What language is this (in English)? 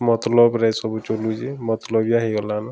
Odia